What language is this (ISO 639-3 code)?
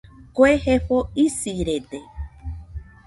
hux